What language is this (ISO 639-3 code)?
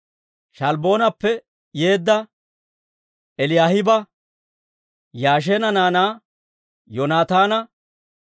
dwr